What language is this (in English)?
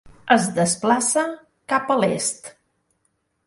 Catalan